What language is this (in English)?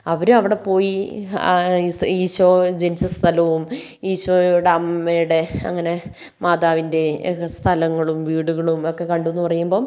Malayalam